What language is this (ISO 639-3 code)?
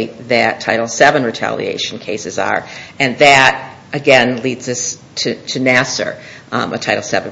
eng